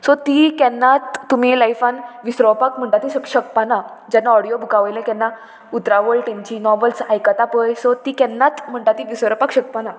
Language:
Konkani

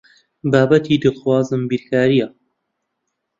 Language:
Central Kurdish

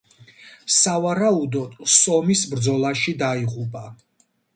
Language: Georgian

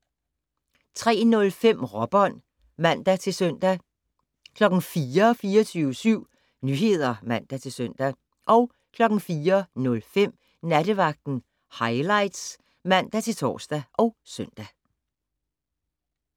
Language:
Danish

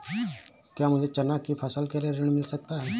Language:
Hindi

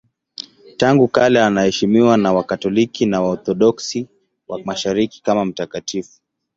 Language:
Swahili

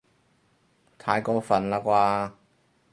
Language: Cantonese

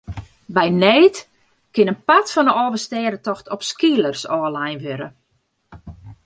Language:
Western Frisian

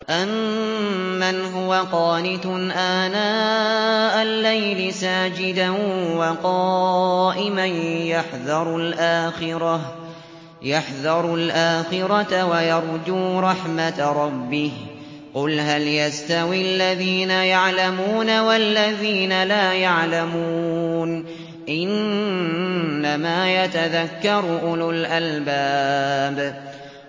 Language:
Arabic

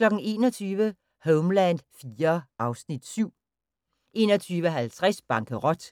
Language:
Danish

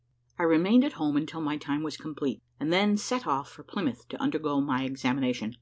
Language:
English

